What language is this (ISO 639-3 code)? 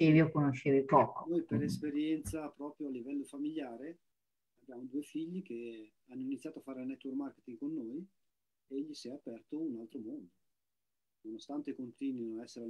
ita